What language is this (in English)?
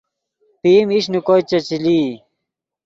Yidgha